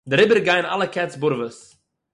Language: Yiddish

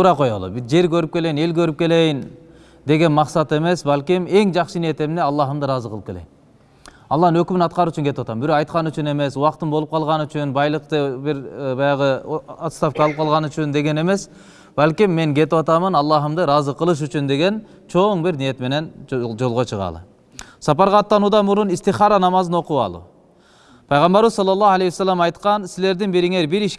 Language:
Turkish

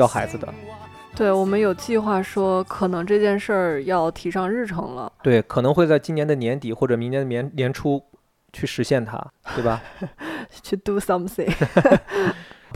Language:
Chinese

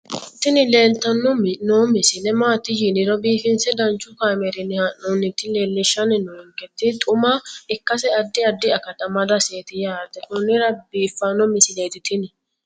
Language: Sidamo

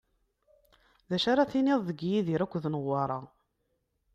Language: Kabyle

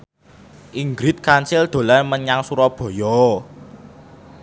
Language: Javanese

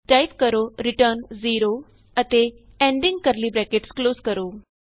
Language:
Punjabi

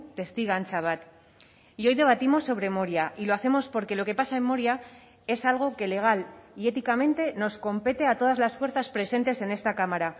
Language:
Spanish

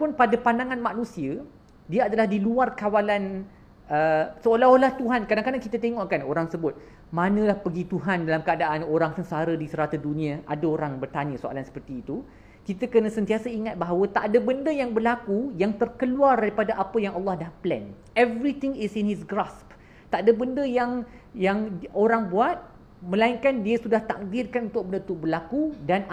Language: Malay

